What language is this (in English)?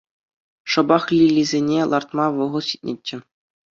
Chuvash